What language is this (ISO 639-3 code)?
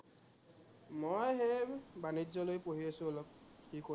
asm